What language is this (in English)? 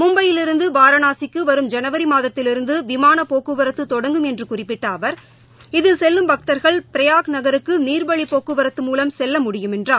Tamil